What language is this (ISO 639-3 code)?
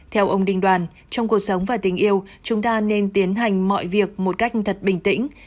vie